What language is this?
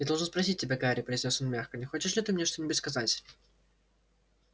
Russian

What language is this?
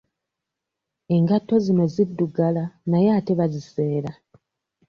Ganda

